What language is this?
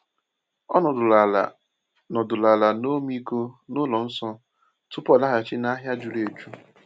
Igbo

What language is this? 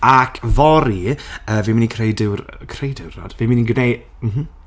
Welsh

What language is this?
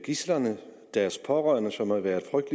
Danish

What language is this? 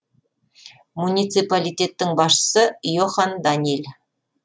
Kazakh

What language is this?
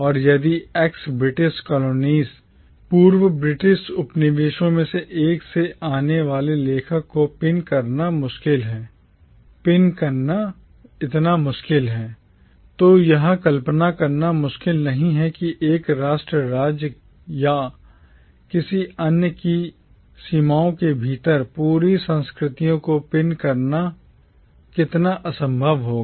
Hindi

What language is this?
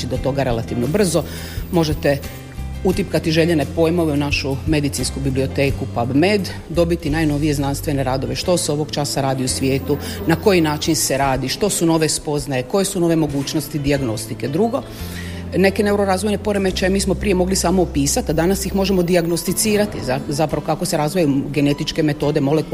Croatian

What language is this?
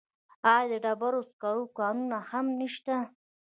Pashto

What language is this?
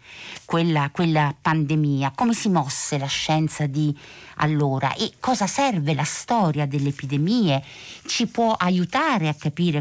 Italian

